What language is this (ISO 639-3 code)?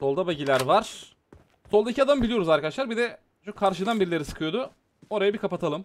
tur